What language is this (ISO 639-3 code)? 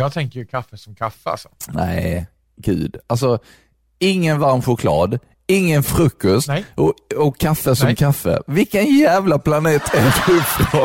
swe